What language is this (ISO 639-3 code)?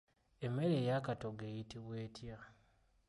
lug